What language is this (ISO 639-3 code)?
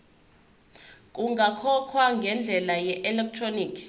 zul